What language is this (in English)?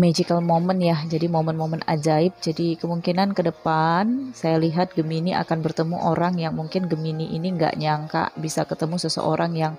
Indonesian